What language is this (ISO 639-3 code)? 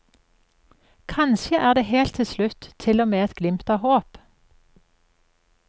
nor